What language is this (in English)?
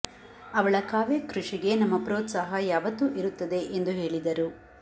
Kannada